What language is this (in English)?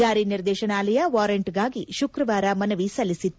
Kannada